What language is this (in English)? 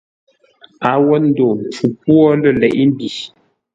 Ngombale